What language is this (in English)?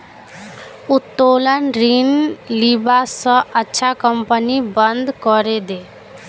Magahi